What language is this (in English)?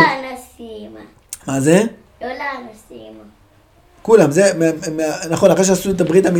Hebrew